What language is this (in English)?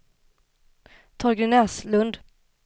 Swedish